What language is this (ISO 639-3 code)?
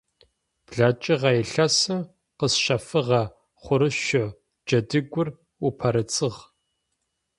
ady